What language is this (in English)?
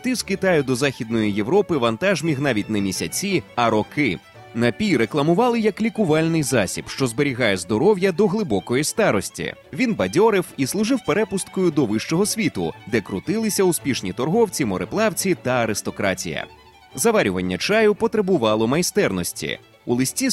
Ukrainian